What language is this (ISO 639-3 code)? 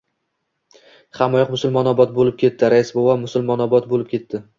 uzb